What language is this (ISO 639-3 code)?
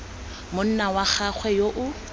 tsn